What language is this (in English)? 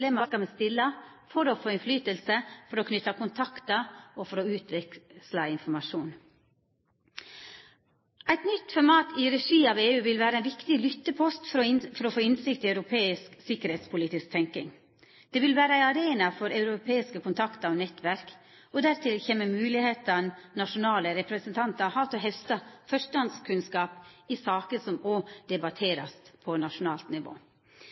Norwegian Nynorsk